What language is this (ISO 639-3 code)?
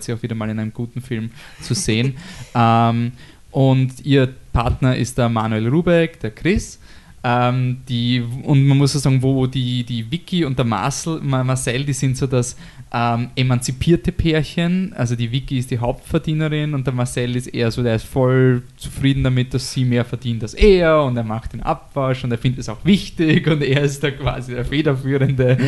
deu